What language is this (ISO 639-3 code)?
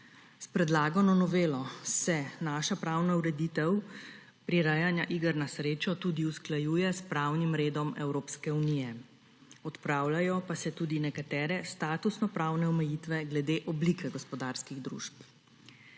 slv